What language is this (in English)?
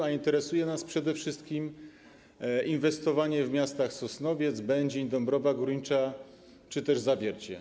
Polish